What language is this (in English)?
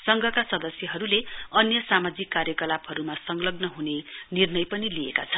Nepali